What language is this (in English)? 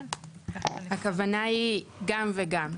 Hebrew